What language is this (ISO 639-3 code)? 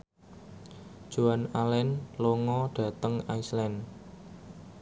jav